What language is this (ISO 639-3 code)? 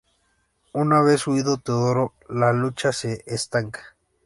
spa